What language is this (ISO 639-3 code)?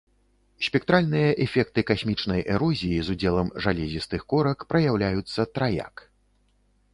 bel